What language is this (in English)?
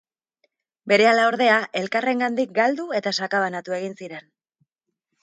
Basque